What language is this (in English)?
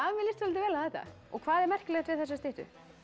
Icelandic